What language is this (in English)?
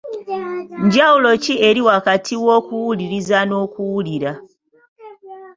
Ganda